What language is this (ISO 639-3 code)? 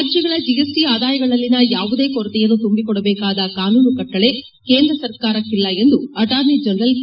kan